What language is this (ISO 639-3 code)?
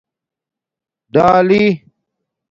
dmk